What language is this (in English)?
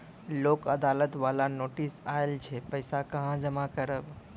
Maithili